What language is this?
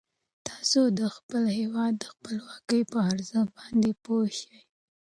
Pashto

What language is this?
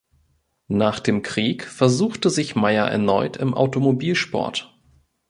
German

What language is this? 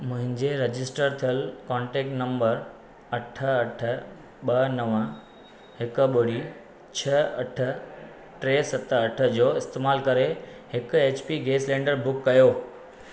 Sindhi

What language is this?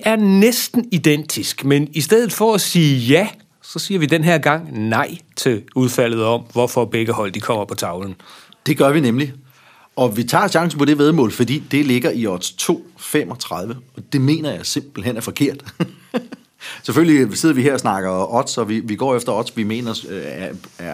Danish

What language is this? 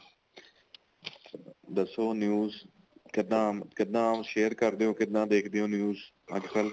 Punjabi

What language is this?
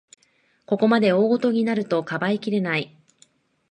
Japanese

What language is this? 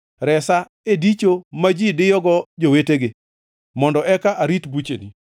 Luo (Kenya and Tanzania)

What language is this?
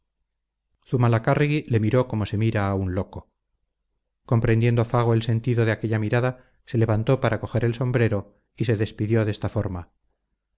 Spanish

